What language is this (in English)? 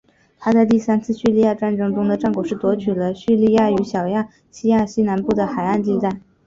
Chinese